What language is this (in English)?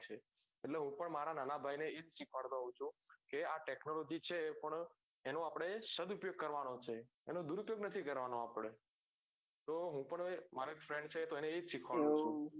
Gujarati